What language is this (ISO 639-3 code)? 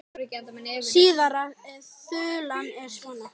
isl